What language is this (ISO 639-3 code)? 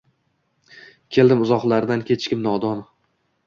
uzb